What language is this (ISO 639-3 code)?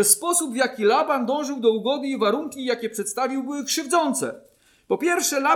pol